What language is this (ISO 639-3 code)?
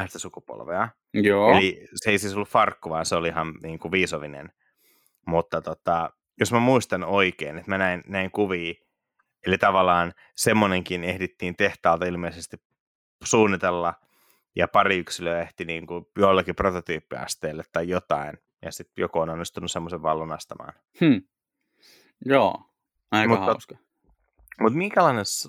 fin